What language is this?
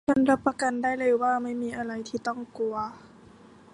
Thai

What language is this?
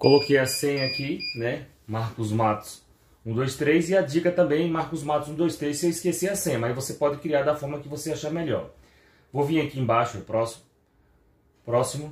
Portuguese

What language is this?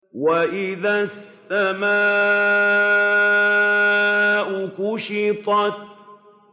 Arabic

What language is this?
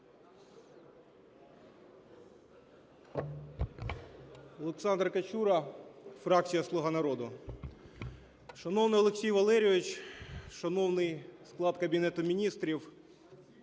Ukrainian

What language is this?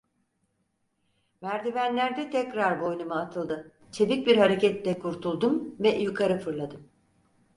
Turkish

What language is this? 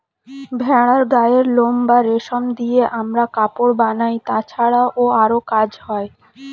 Bangla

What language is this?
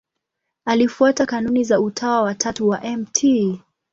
Swahili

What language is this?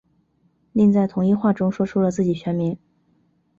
Chinese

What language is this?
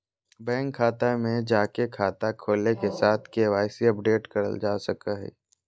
Magahi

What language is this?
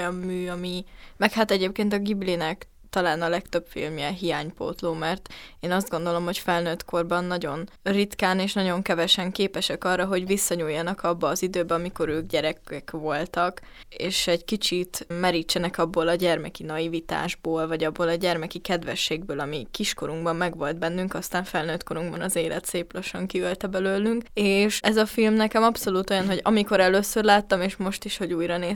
Hungarian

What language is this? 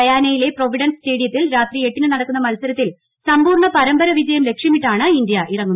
Malayalam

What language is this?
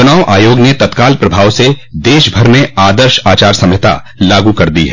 Hindi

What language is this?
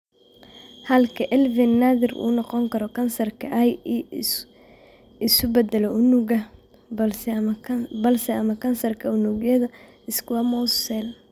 Somali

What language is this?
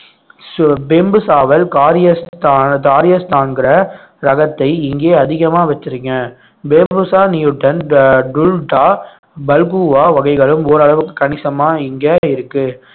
Tamil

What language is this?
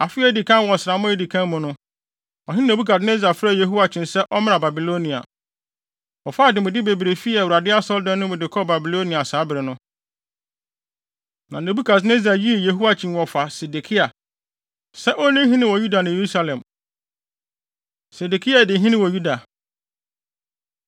Akan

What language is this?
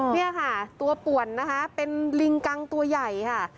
Thai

